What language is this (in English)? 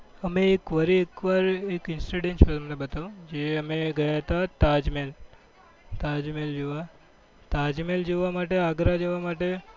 Gujarati